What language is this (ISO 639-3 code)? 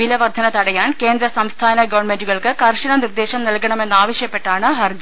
mal